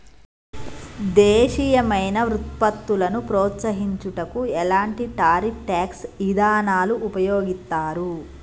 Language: Telugu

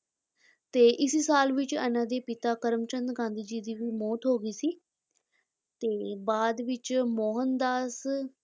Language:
Punjabi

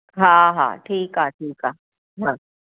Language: Sindhi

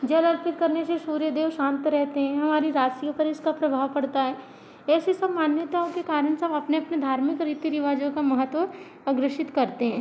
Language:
Hindi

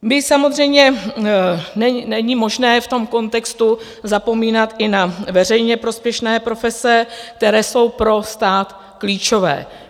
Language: Czech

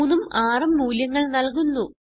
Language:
Malayalam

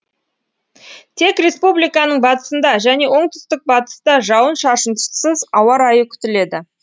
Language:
Kazakh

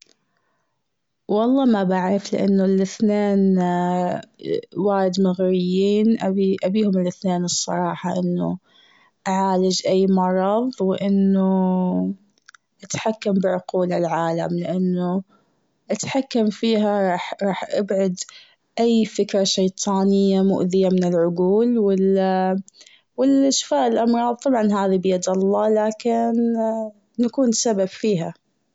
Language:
Gulf Arabic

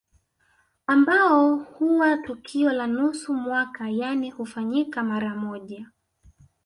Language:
Swahili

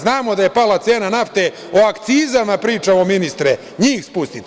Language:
Serbian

